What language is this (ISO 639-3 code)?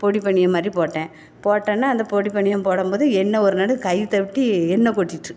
tam